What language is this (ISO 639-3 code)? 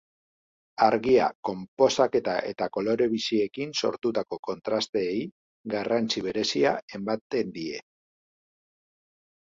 eus